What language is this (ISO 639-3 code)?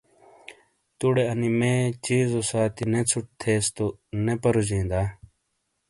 scl